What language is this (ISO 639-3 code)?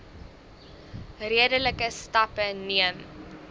afr